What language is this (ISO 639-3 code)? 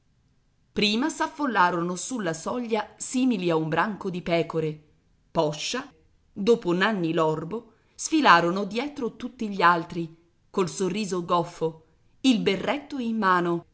ita